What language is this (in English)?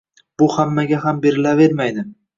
Uzbek